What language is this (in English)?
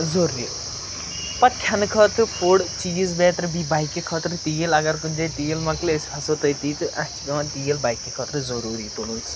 Kashmiri